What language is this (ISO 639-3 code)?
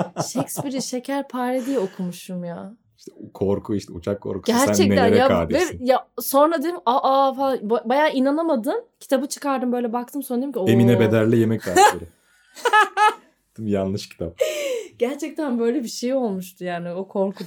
tur